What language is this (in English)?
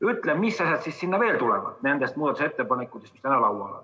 Estonian